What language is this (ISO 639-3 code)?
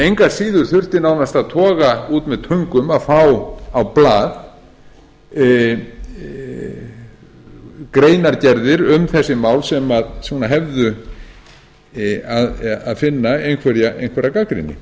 isl